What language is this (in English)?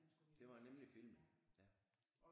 Danish